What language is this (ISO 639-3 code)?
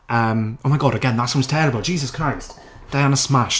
cym